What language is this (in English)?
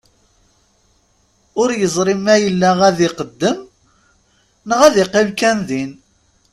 Kabyle